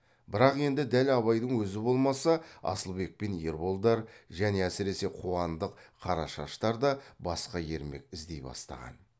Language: Kazakh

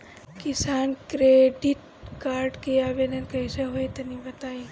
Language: Bhojpuri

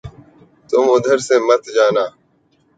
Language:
Urdu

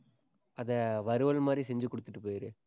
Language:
Tamil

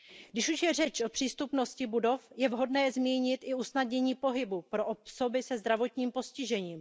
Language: Czech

